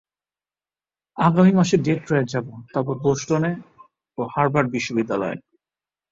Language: Bangla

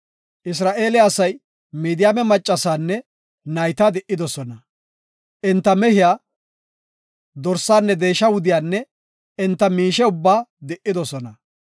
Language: Gofa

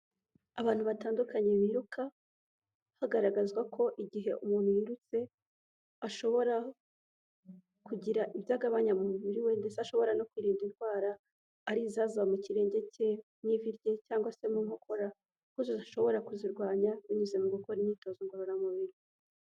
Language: Kinyarwanda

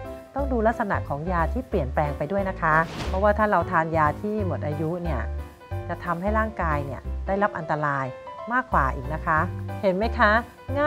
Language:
Thai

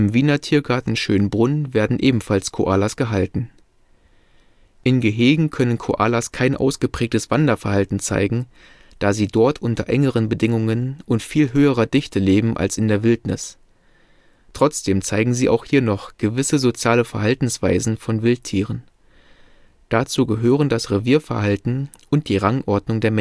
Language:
German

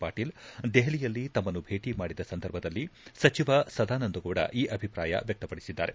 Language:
Kannada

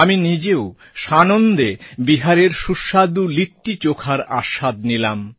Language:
Bangla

